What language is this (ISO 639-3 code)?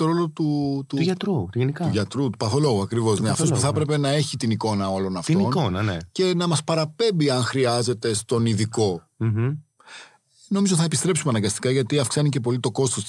ell